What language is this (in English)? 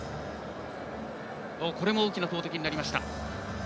Japanese